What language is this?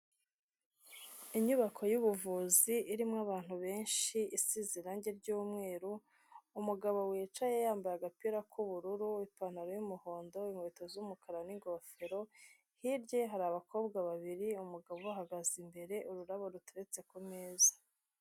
Kinyarwanda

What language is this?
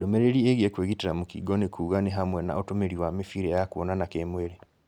Kikuyu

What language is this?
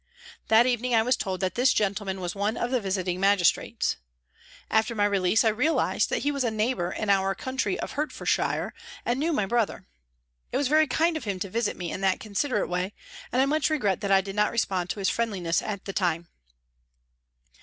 English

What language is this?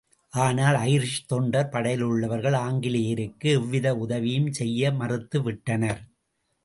Tamil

